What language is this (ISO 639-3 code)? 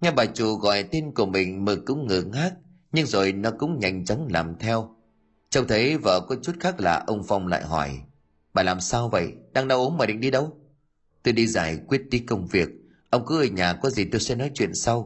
vie